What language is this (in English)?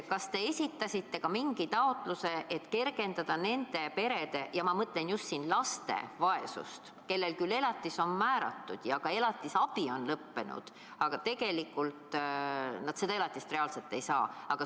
Estonian